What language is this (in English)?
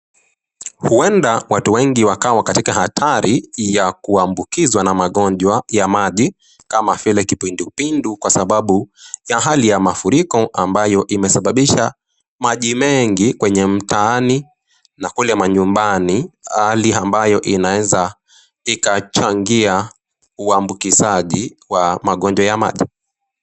Swahili